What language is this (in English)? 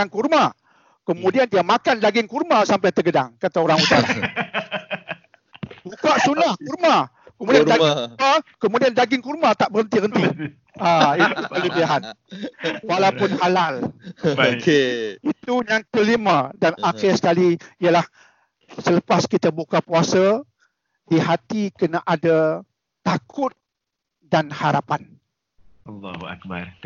Malay